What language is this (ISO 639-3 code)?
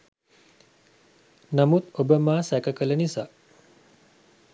sin